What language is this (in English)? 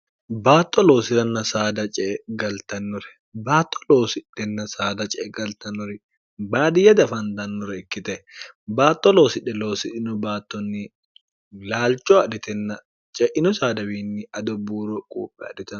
Sidamo